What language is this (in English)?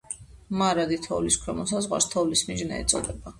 Georgian